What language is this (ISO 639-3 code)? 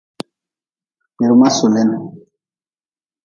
nmz